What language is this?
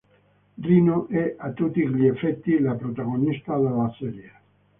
Italian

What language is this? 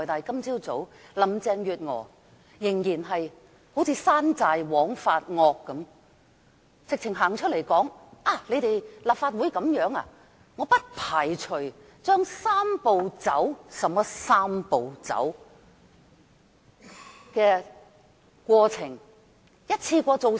Cantonese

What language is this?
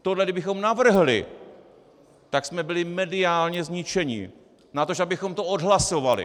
Czech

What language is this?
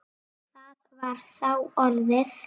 Icelandic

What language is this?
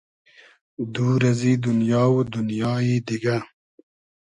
Hazaragi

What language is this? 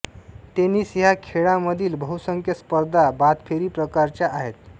Marathi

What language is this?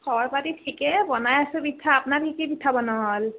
Assamese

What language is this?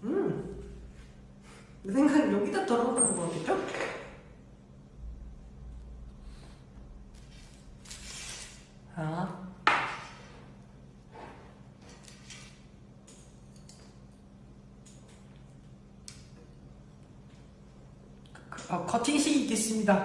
Korean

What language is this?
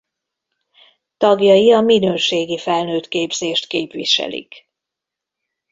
Hungarian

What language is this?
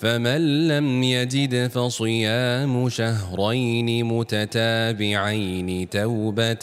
Malay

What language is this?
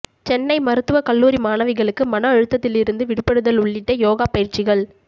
Tamil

